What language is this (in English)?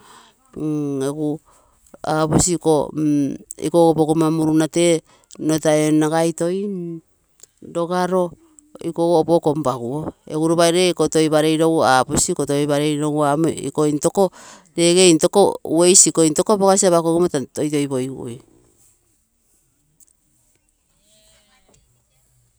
Terei